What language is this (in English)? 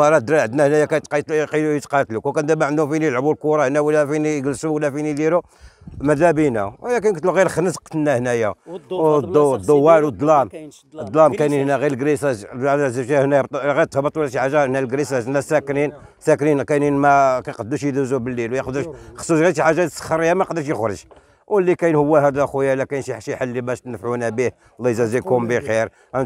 Arabic